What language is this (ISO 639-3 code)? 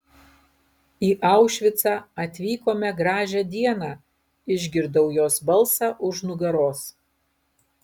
lit